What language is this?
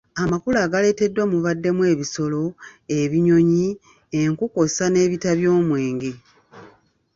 Ganda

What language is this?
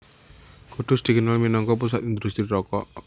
Javanese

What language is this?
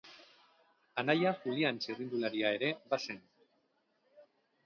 Basque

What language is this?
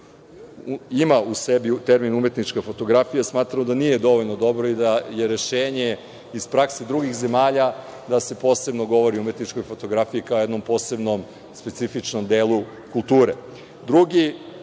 Serbian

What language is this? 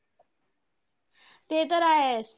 Marathi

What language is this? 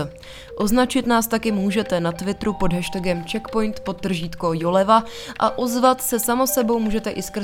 Czech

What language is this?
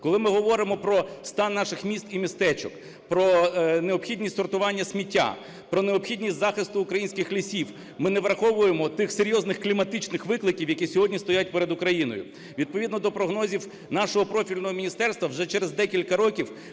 Ukrainian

